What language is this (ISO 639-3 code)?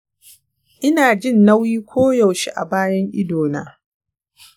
hau